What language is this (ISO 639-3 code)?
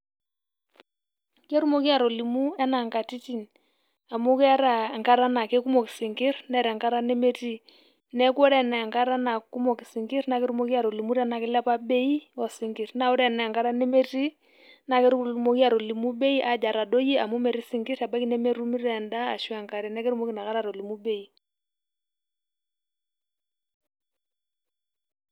mas